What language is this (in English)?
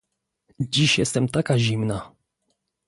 Polish